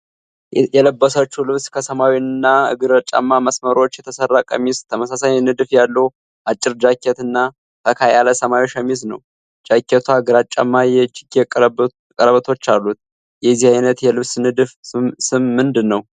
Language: Amharic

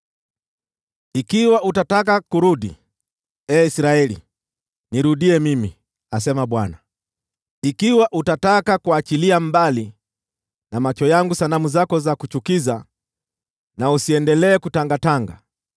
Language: Swahili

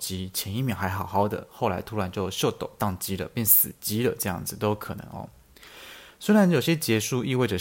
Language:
Chinese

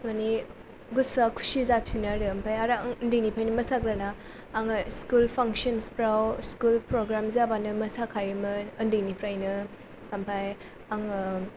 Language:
Bodo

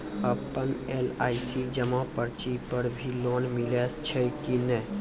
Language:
Maithili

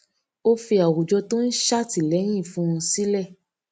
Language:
Yoruba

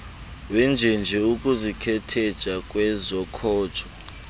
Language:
Xhosa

